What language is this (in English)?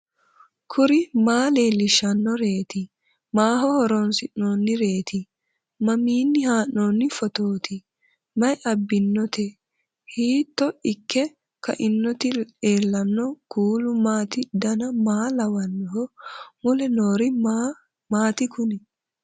Sidamo